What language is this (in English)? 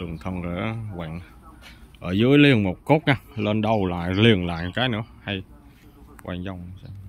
Vietnamese